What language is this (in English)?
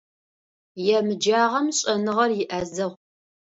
Adyghe